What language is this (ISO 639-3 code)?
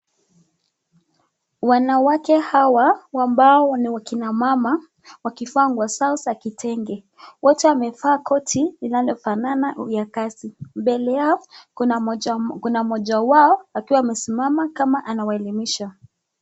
swa